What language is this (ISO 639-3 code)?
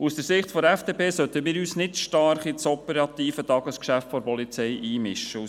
gsw